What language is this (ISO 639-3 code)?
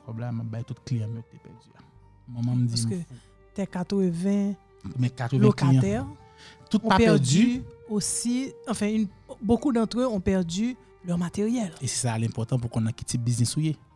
fra